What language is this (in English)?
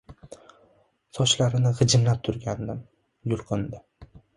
Uzbek